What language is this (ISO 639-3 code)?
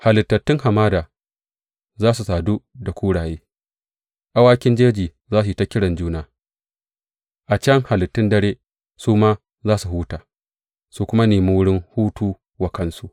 hau